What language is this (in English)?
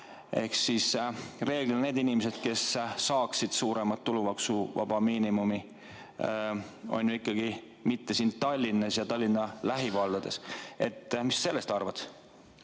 Estonian